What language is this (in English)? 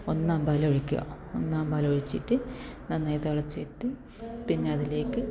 Malayalam